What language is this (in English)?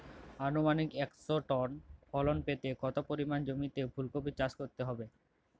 Bangla